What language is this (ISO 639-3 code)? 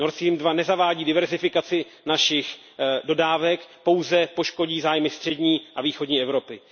ces